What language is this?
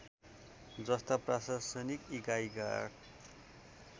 Nepali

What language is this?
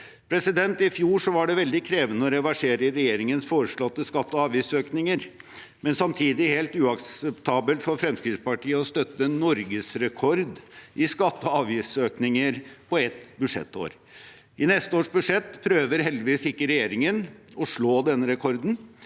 Norwegian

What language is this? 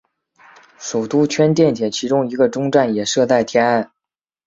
Chinese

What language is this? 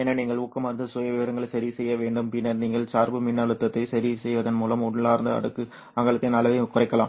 Tamil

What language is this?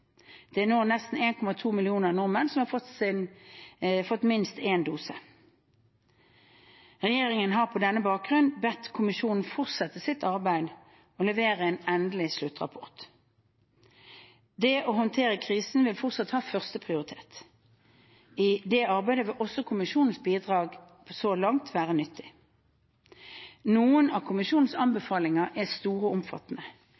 Norwegian Bokmål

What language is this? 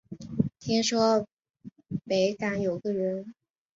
Chinese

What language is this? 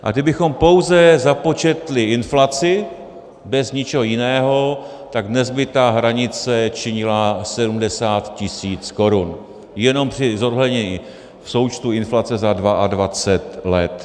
Czech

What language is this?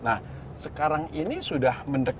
Indonesian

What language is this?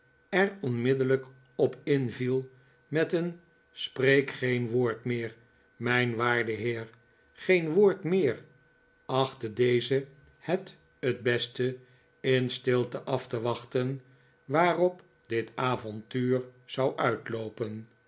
Dutch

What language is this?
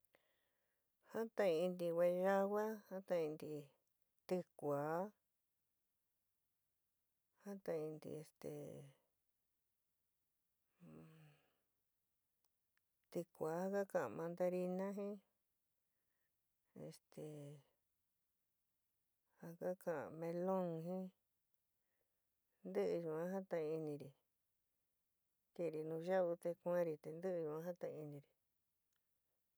San Miguel El Grande Mixtec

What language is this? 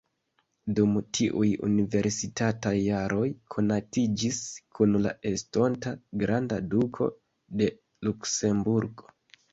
Esperanto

